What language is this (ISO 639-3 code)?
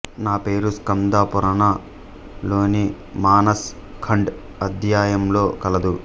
tel